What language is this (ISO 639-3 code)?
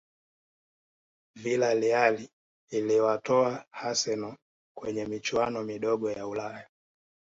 swa